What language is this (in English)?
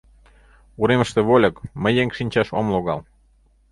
Mari